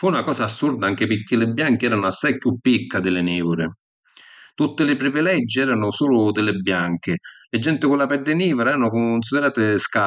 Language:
Sicilian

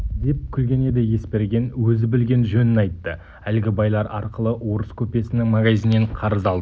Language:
Kazakh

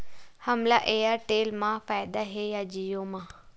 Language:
Chhattisgarhi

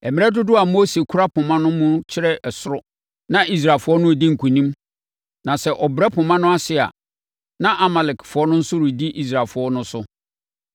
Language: Akan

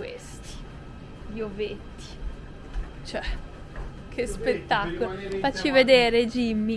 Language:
Italian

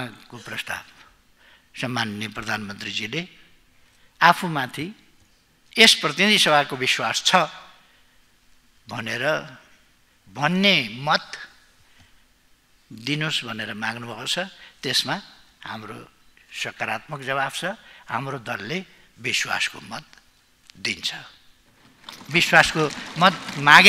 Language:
Romanian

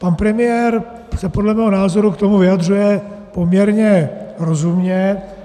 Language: Czech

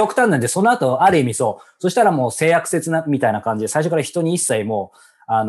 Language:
Japanese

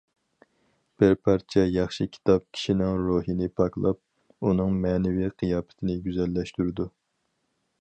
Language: Uyghur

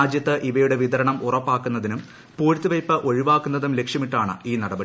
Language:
Malayalam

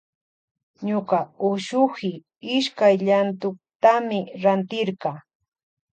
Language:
Loja Highland Quichua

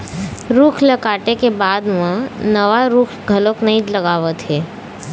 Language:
Chhattisgarhi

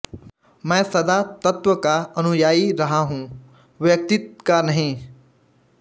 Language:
Hindi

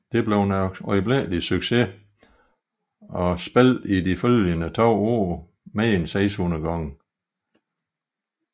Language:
Danish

